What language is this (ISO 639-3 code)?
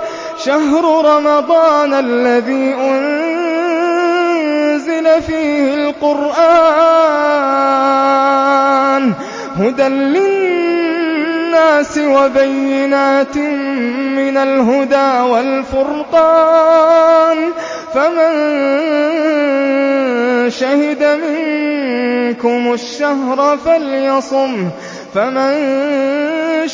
ara